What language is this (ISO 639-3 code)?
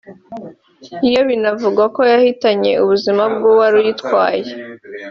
kin